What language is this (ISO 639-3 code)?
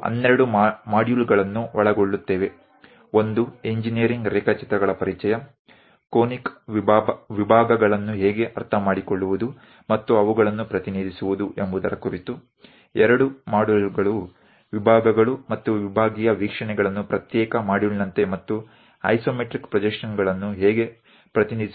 kan